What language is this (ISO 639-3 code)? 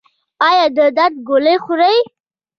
pus